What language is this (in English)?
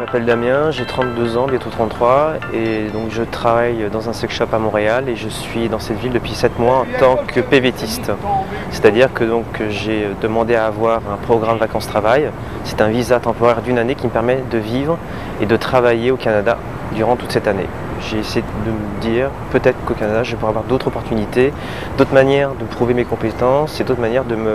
French